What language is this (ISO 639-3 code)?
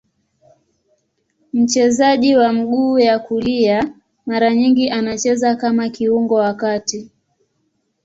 swa